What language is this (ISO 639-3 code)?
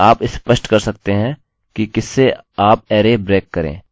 hin